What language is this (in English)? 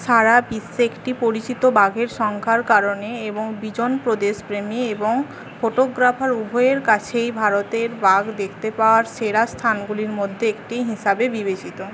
Bangla